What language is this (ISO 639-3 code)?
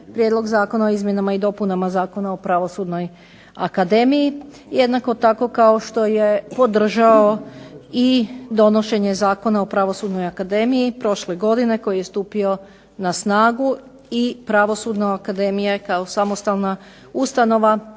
hrv